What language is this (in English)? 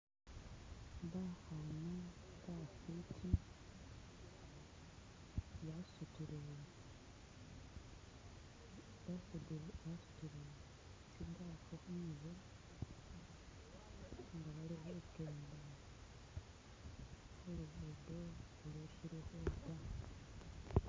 Masaaba